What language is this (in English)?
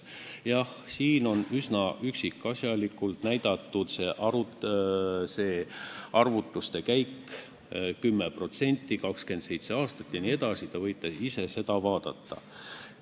Estonian